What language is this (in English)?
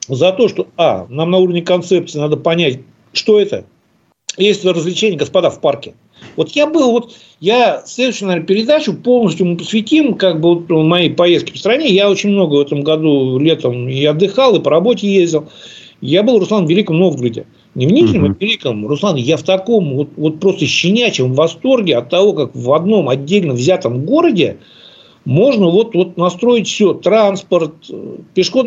Russian